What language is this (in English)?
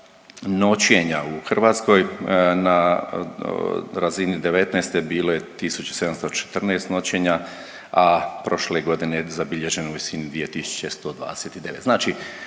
Croatian